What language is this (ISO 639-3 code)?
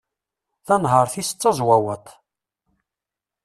kab